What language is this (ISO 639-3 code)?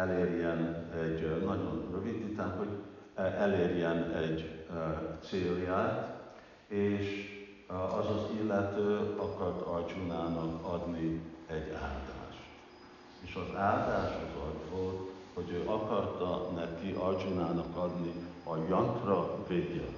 hun